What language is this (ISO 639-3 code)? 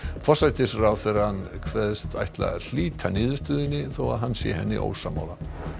isl